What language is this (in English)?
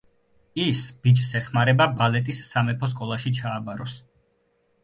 Georgian